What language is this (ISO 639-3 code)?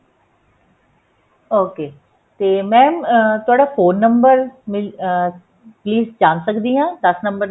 pan